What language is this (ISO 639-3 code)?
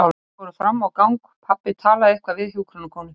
isl